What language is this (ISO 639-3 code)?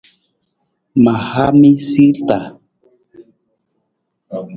nmz